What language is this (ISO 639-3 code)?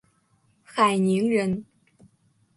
zho